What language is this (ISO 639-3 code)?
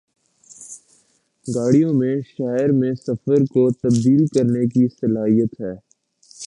urd